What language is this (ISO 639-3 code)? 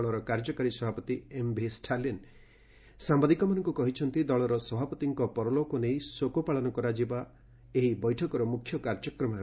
ori